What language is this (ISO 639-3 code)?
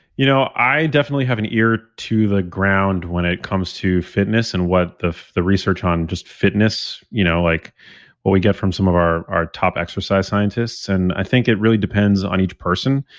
eng